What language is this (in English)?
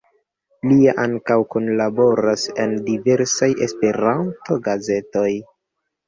Esperanto